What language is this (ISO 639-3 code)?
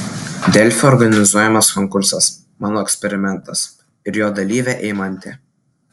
lit